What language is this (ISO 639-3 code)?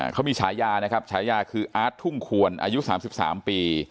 tha